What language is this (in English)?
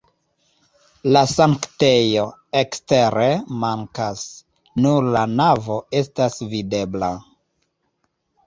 Esperanto